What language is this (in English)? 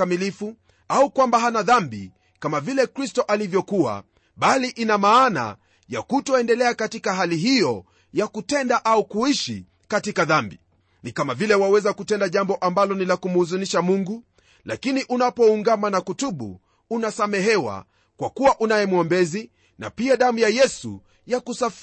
Swahili